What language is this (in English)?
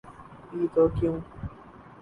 Urdu